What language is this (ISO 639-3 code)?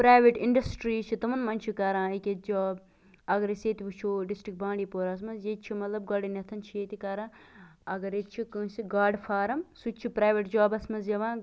kas